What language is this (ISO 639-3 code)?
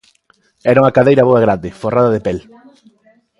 glg